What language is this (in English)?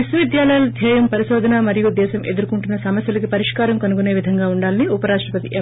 Telugu